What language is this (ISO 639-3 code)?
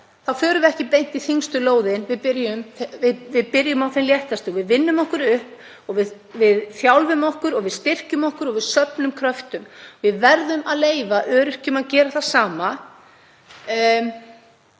isl